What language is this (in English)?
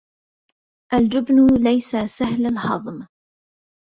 Arabic